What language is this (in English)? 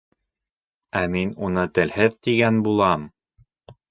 Bashkir